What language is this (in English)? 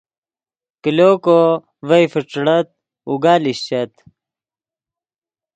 Yidgha